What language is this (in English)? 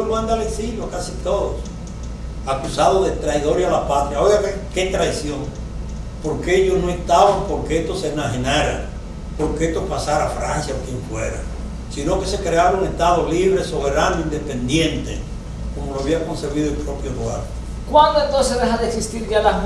Spanish